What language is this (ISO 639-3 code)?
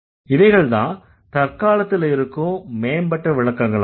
tam